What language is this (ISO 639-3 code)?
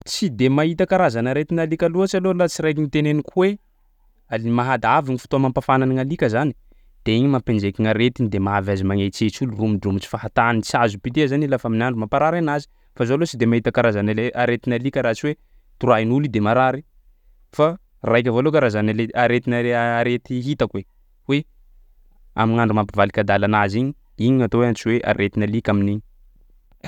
skg